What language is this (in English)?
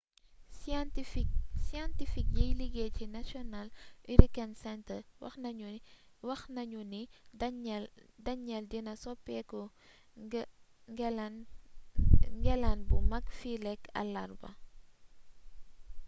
Wolof